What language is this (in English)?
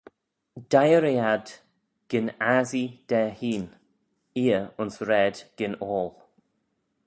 Manx